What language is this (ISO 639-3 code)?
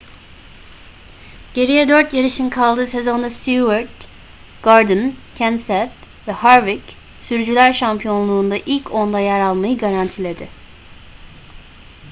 tur